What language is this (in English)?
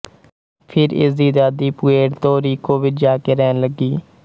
Punjabi